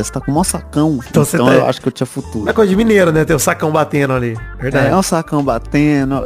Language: Portuguese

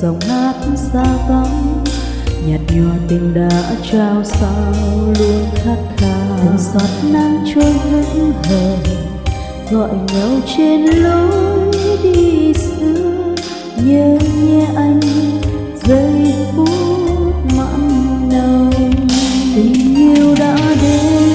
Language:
Vietnamese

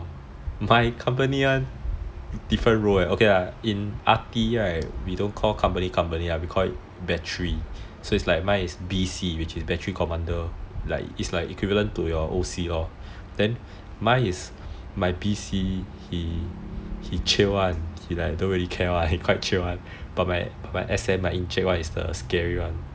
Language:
English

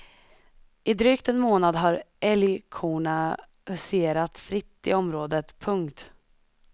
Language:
Swedish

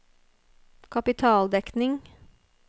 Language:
Norwegian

